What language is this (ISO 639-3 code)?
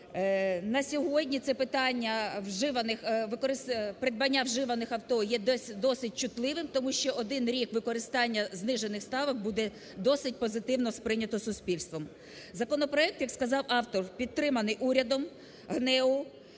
ukr